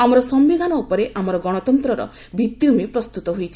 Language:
Odia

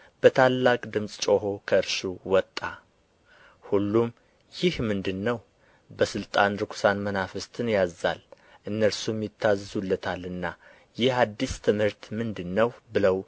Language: Amharic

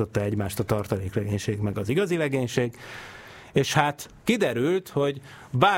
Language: Hungarian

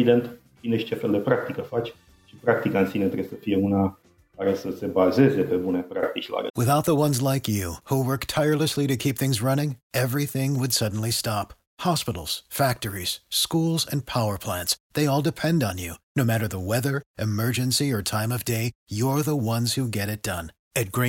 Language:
Romanian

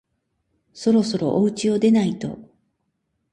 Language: Japanese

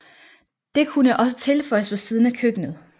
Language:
Danish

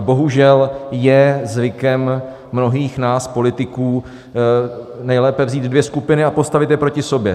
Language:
Czech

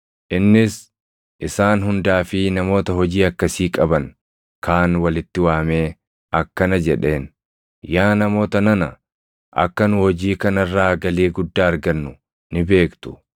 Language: Oromo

